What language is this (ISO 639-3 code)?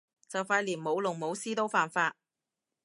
yue